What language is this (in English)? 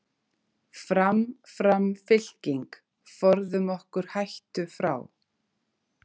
Icelandic